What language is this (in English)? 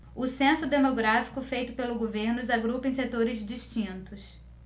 Portuguese